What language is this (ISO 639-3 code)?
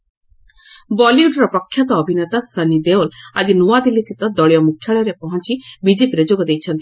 ori